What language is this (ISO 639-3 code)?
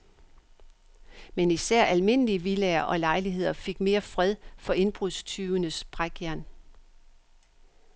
dan